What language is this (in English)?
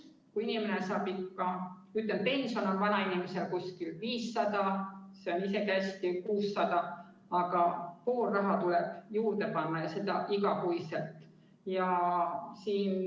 Estonian